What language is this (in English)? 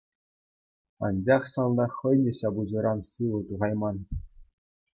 Chuvash